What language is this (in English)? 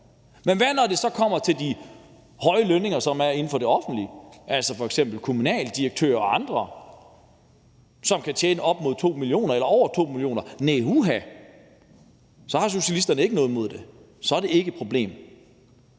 Danish